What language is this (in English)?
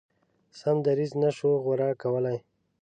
Pashto